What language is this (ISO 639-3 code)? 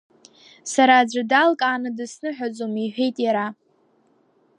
abk